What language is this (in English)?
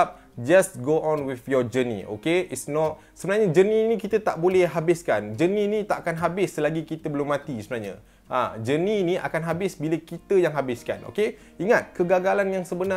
Malay